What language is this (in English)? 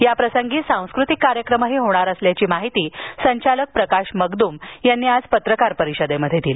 Marathi